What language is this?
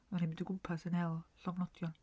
Welsh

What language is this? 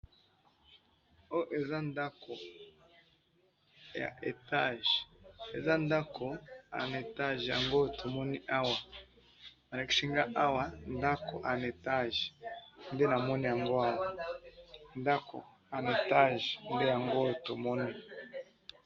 Lingala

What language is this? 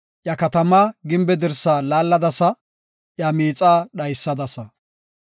Gofa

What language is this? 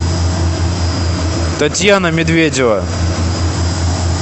Russian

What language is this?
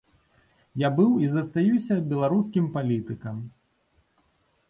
Belarusian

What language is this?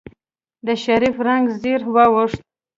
Pashto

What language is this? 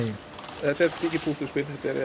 Icelandic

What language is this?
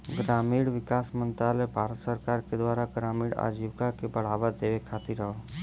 Bhojpuri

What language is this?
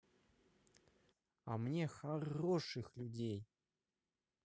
Russian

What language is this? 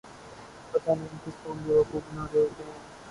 Urdu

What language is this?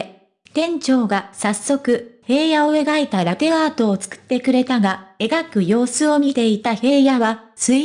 Japanese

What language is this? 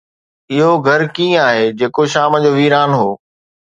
Sindhi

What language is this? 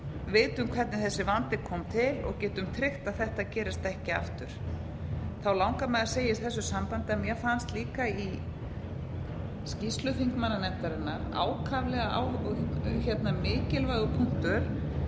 Icelandic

